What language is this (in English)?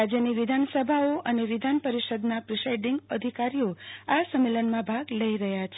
Gujarati